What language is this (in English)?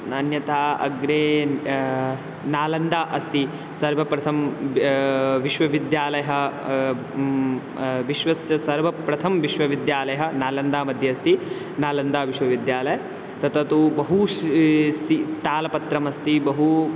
Sanskrit